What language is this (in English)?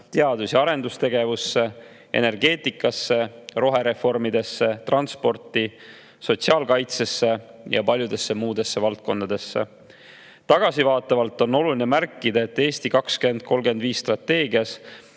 Estonian